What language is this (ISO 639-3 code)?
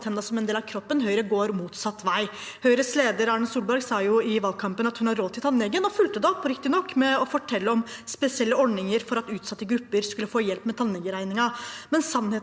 nor